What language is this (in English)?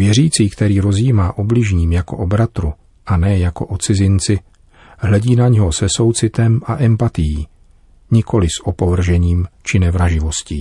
Czech